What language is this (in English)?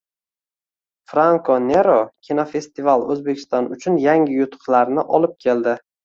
Uzbek